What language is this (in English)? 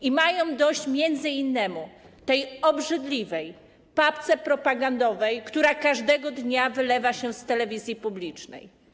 Polish